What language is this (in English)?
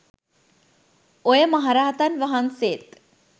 Sinhala